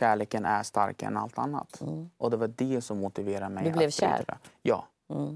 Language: Swedish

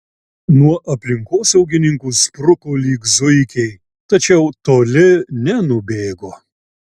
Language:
Lithuanian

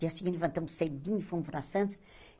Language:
Portuguese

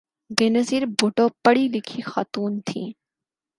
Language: Urdu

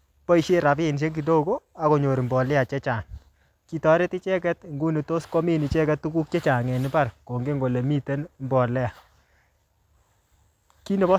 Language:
Kalenjin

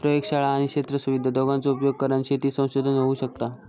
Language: Marathi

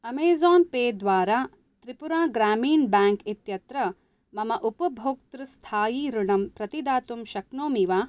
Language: Sanskrit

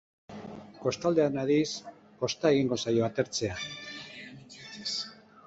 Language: Basque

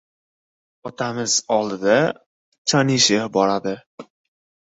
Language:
Uzbek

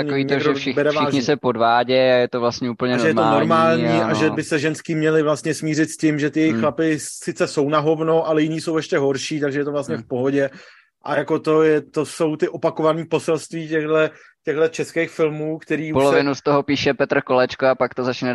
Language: Czech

